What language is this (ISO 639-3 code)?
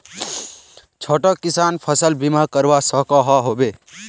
mag